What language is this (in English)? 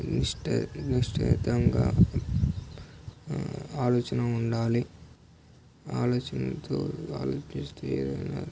Telugu